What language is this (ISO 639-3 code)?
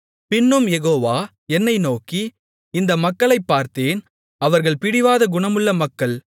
tam